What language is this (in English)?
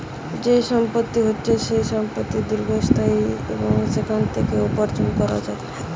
Bangla